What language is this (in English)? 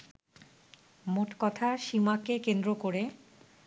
Bangla